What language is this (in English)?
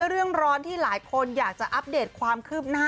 Thai